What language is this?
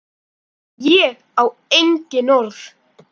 Icelandic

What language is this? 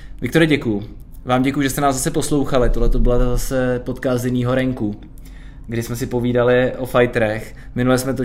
Czech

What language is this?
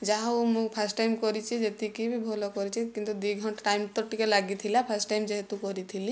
Odia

